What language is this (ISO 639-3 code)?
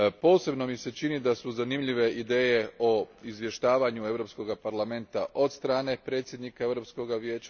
hrv